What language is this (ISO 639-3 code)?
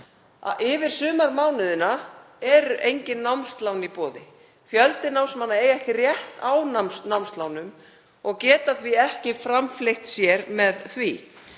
isl